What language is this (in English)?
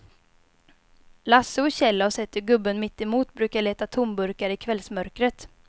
Swedish